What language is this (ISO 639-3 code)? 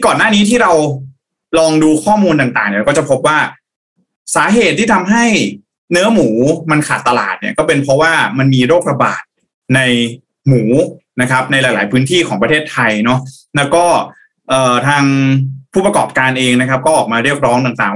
tha